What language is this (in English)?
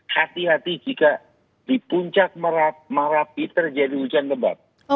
Indonesian